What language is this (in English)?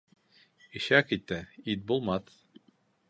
Bashkir